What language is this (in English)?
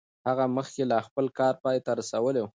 Pashto